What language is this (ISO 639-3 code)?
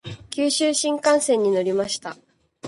jpn